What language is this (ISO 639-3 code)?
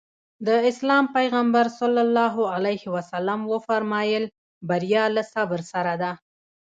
pus